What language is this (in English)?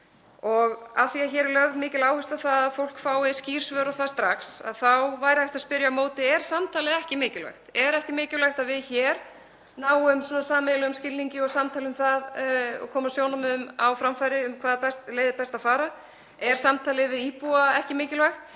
Icelandic